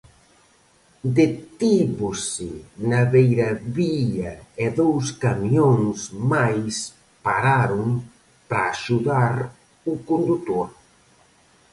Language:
Galician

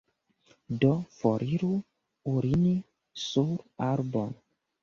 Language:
Esperanto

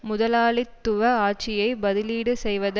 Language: Tamil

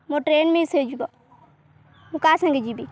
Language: Odia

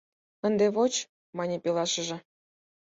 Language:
Mari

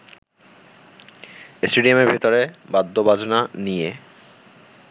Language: Bangla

